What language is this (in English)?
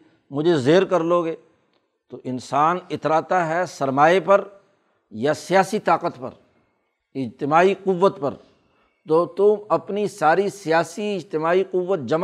Urdu